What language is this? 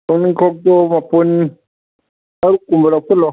Manipuri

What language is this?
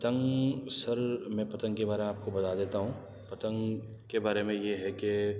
Urdu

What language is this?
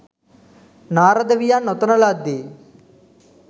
Sinhala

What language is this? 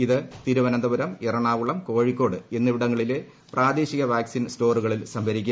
Malayalam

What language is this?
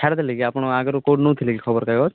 Odia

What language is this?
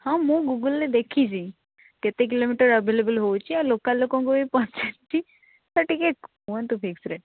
Odia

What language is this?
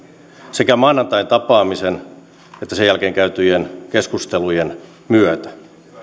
Finnish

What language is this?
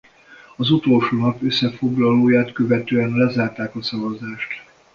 Hungarian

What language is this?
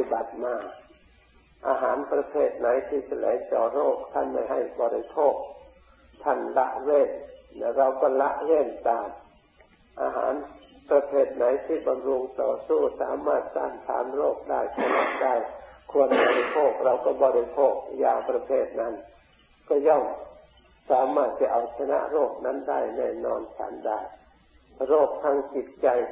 Thai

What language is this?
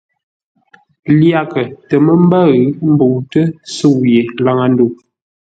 Ngombale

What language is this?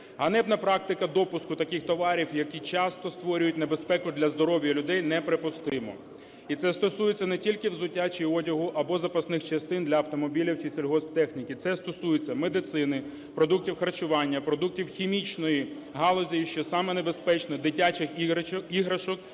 Ukrainian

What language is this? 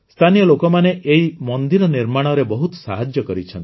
Odia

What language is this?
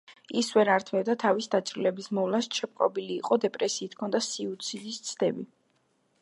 Georgian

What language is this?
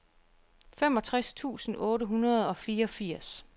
Danish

